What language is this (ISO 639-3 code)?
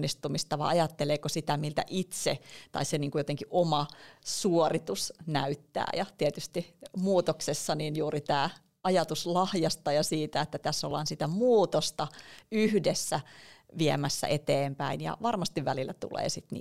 fin